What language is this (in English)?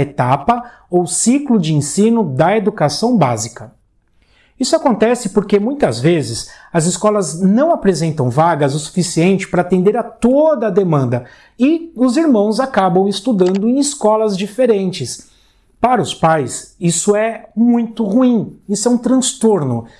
Portuguese